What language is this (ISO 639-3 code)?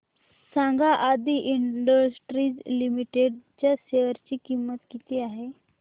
mar